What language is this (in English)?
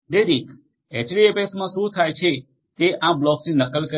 Gujarati